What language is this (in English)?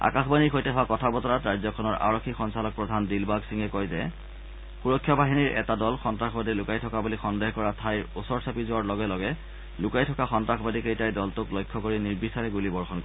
Assamese